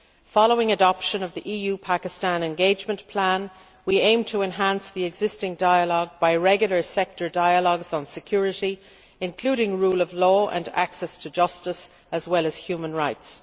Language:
English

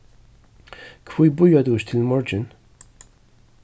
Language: Faroese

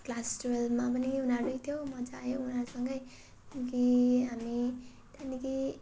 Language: Nepali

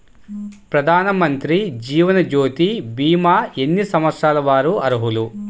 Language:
Telugu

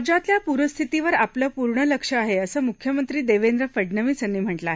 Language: Marathi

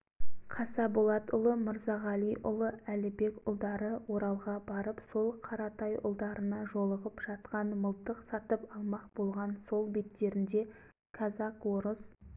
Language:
Kazakh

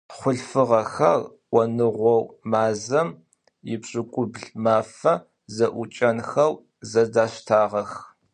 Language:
Adyghe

